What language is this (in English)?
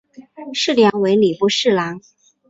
Chinese